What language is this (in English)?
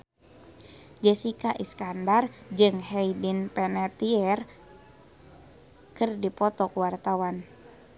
Sundanese